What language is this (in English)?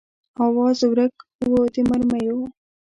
Pashto